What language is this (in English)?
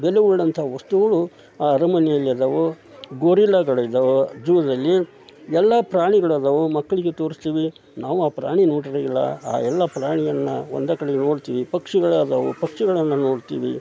Kannada